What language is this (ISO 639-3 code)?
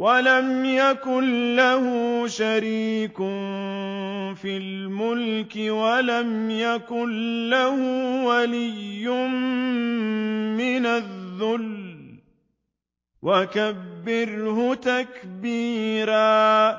ara